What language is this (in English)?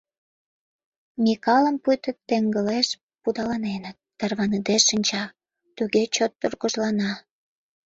Mari